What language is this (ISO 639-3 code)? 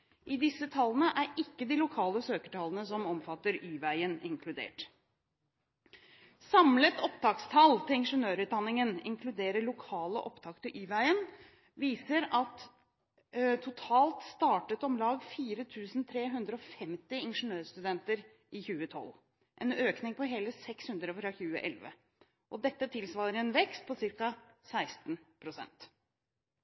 nob